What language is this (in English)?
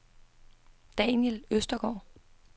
Danish